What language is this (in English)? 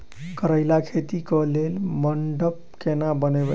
Maithili